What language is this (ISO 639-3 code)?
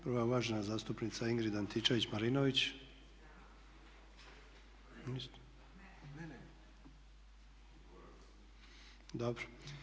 hrv